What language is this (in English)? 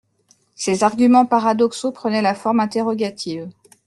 French